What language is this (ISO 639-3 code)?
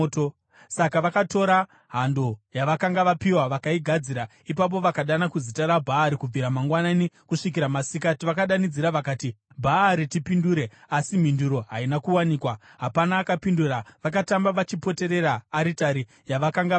sna